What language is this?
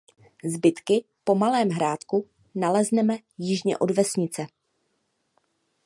Czech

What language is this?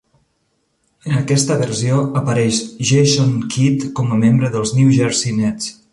Catalan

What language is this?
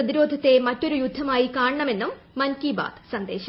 Malayalam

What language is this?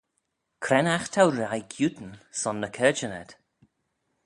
Manx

